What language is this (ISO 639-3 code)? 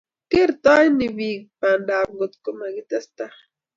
kln